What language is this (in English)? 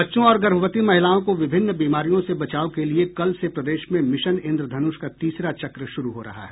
Hindi